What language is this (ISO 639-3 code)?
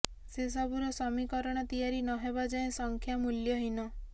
ori